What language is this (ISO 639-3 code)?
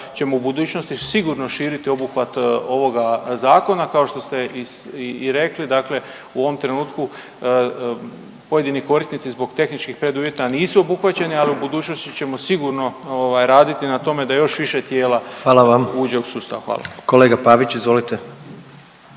hrv